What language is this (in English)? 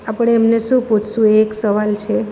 Gujarati